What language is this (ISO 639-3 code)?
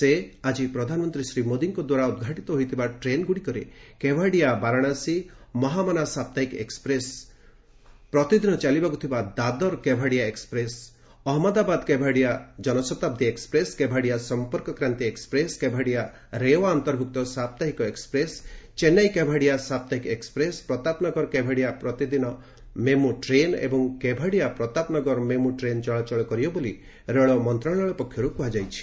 ori